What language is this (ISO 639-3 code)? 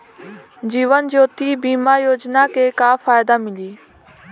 bho